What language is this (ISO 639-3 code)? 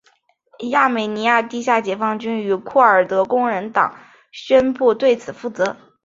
zho